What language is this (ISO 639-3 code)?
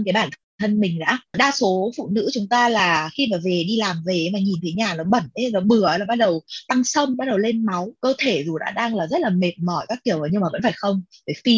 vie